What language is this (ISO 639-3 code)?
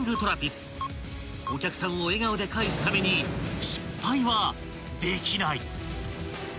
jpn